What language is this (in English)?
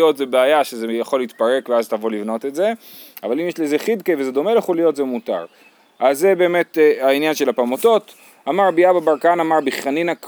Hebrew